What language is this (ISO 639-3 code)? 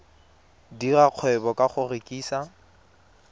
tsn